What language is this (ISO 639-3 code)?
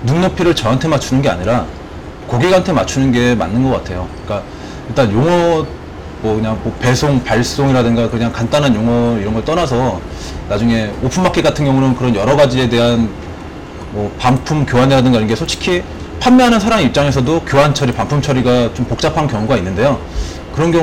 kor